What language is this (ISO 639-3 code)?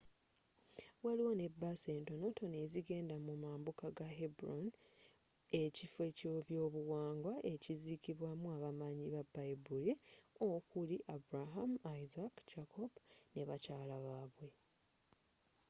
lug